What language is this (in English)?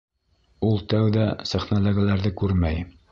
Bashkir